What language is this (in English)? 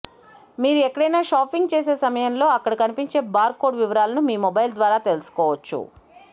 Telugu